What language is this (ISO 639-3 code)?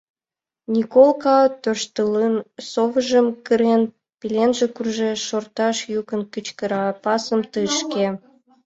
chm